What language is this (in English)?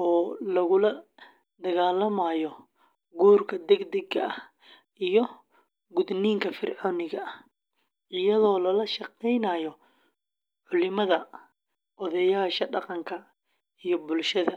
Somali